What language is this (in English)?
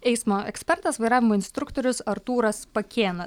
Lithuanian